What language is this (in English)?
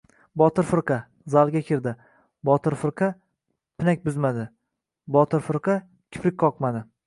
Uzbek